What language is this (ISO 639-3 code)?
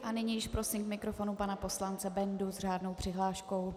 ces